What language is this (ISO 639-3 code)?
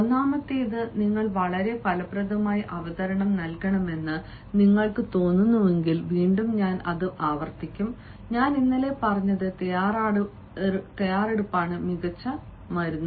mal